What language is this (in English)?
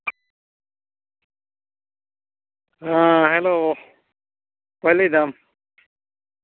Santali